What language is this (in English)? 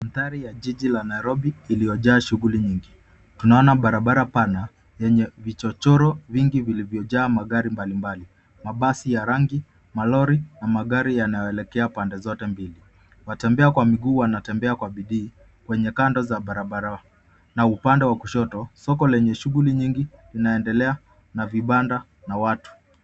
Swahili